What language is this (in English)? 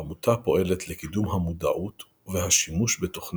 Hebrew